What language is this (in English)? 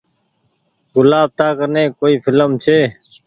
Goaria